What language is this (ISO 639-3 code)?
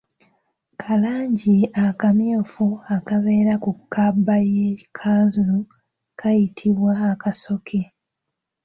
lug